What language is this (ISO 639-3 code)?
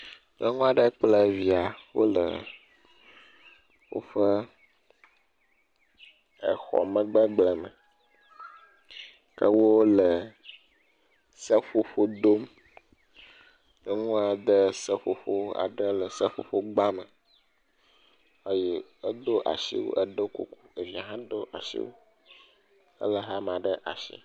ewe